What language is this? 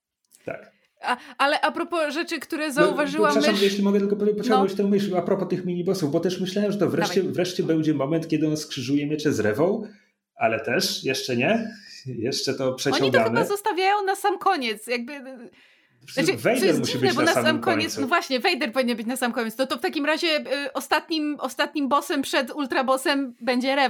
Polish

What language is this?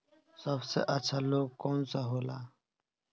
Bhojpuri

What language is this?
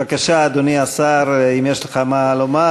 Hebrew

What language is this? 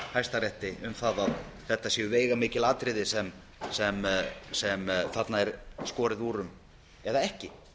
Icelandic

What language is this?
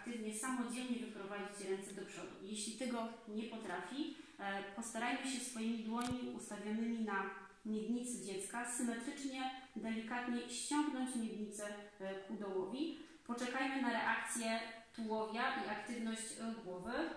Polish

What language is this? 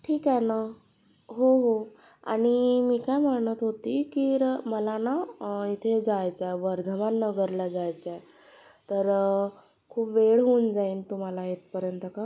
Marathi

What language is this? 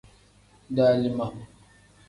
Tem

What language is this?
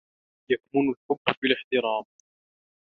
Arabic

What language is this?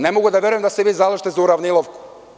Serbian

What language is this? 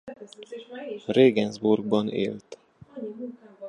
Hungarian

